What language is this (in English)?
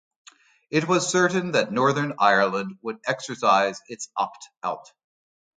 English